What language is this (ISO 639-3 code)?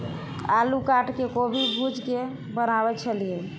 mai